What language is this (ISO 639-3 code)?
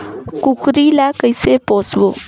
hne